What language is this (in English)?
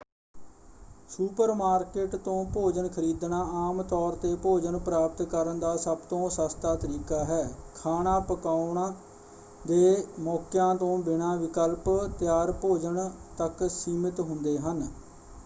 Punjabi